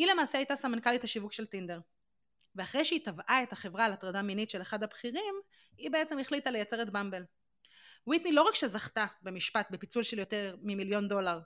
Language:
Hebrew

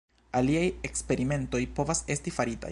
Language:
Esperanto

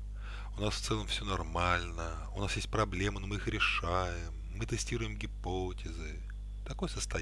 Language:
Russian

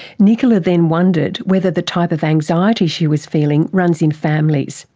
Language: English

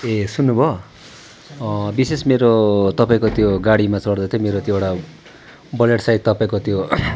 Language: Nepali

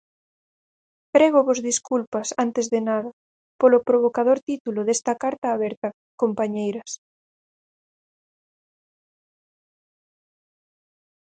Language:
Galician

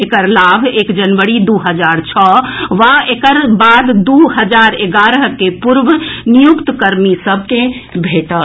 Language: Maithili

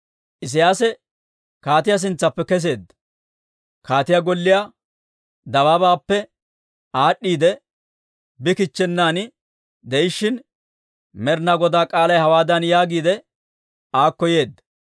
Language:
Dawro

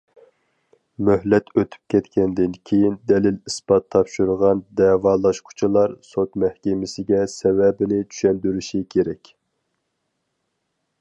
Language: Uyghur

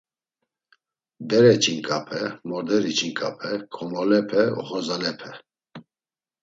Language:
Laz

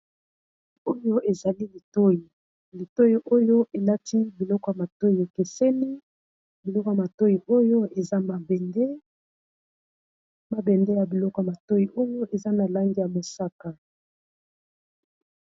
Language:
Lingala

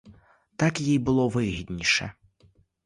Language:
Ukrainian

